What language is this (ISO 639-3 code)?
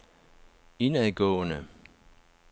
dan